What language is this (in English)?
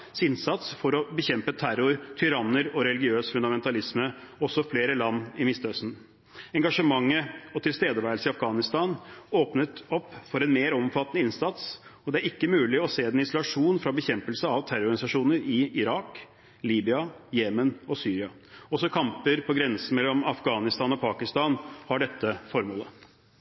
Norwegian Bokmål